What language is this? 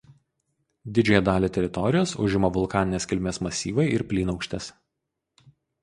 Lithuanian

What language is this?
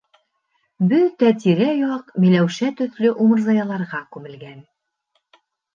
Bashkir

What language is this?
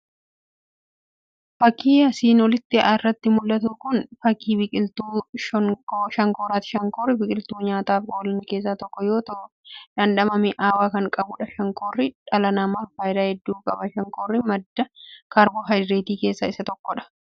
Oromo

